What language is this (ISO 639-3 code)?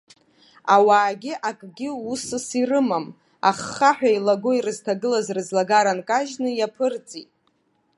abk